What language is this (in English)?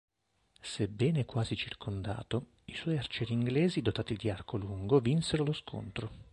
Italian